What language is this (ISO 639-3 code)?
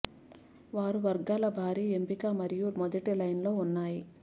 tel